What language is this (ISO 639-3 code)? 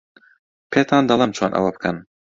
ckb